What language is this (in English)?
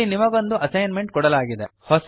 Kannada